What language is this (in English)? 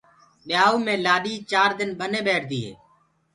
Gurgula